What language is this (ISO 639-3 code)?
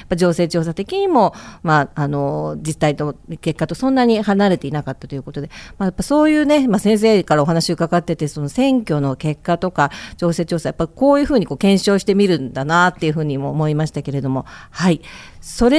jpn